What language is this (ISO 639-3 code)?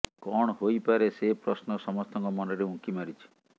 ori